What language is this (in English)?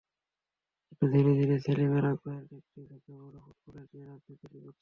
Bangla